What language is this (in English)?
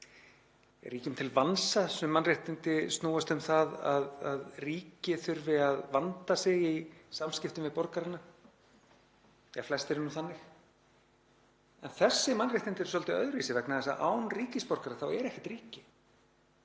Icelandic